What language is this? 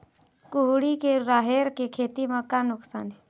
Chhattisgarhi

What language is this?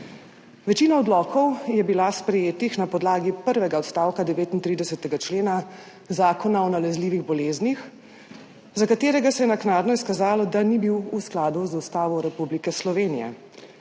Slovenian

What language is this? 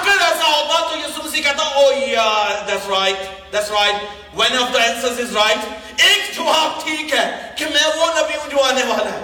Urdu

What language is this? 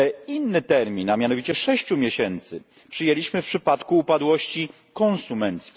Polish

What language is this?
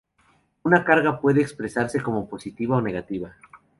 Spanish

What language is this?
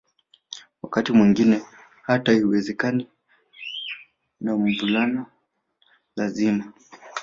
Swahili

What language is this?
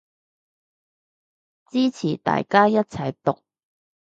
Cantonese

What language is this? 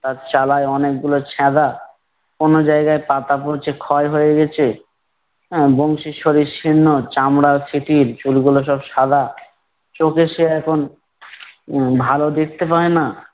Bangla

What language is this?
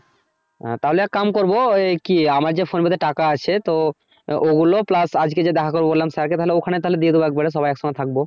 Bangla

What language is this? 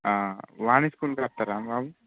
Telugu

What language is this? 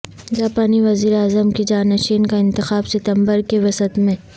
Urdu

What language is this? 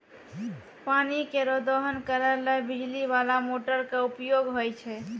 Maithili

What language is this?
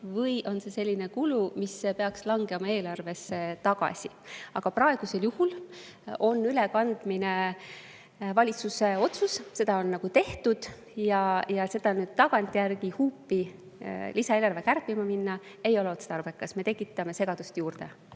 Estonian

